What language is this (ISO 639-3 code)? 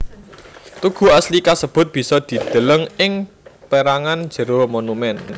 jav